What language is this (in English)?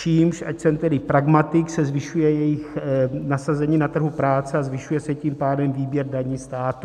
Czech